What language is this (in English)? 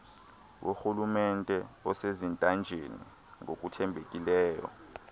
Xhosa